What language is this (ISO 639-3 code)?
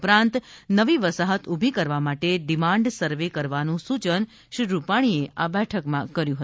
guj